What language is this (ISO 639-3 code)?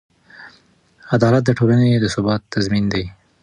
pus